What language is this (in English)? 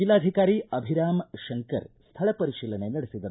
Kannada